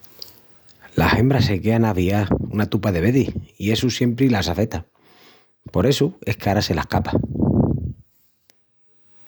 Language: Extremaduran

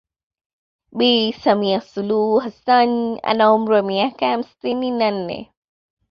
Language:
Swahili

